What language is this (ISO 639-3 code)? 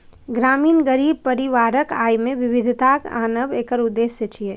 mai